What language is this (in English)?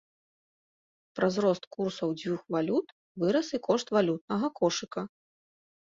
Belarusian